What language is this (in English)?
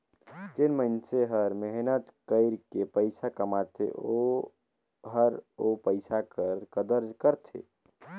Chhattisgarhi